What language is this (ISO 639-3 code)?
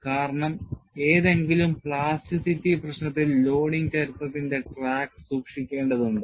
mal